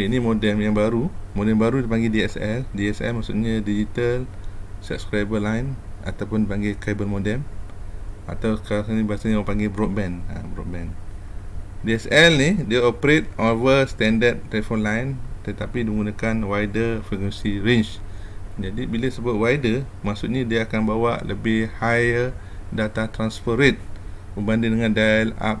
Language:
Malay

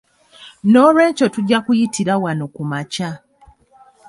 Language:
Ganda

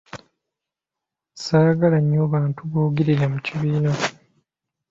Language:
Ganda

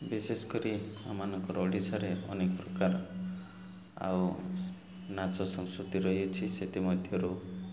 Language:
Odia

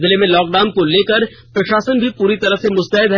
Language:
Hindi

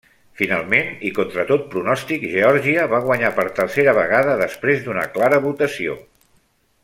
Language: Catalan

